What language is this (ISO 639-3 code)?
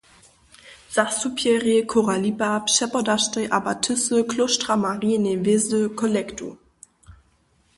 hsb